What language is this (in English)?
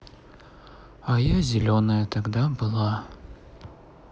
Russian